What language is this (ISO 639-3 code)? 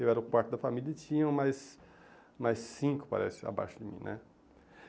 por